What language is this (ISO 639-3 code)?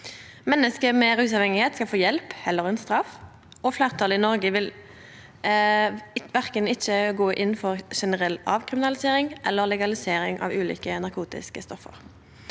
nor